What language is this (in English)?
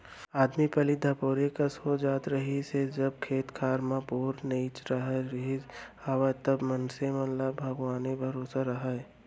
Chhattisgarhi